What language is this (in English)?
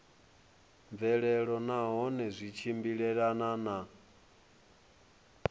Venda